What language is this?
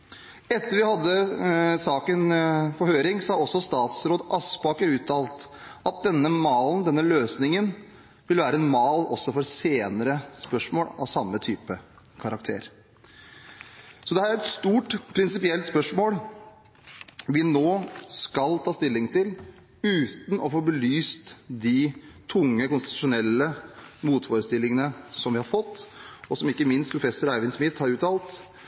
Norwegian Bokmål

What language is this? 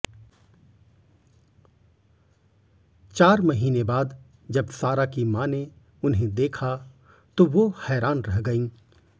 Hindi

